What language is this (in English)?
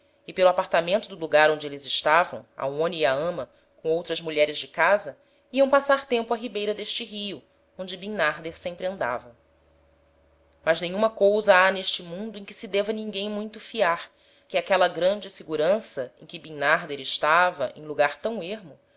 Portuguese